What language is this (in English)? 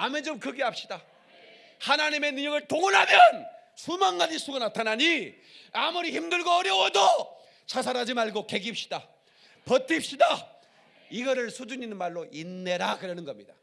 Korean